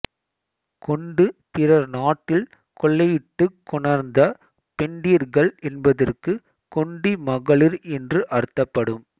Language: Tamil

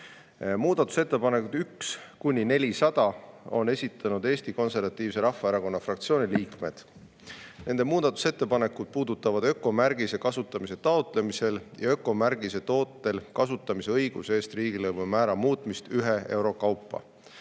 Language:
Estonian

